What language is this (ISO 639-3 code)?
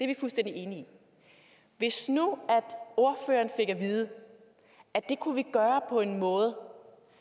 dan